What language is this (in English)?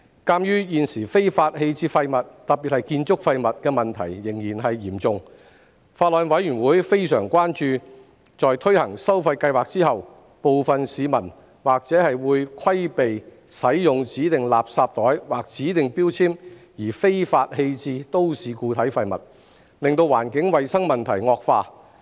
Cantonese